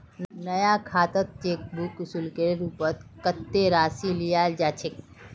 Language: Magahi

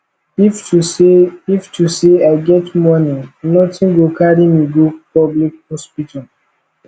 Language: Nigerian Pidgin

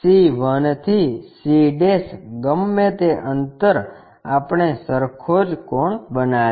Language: Gujarati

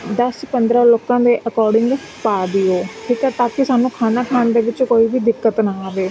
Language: Punjabi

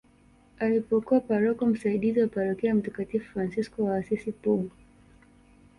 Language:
Swahili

